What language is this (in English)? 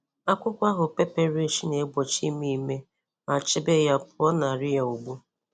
Igbo